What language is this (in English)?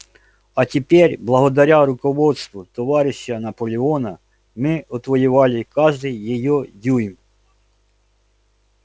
Russian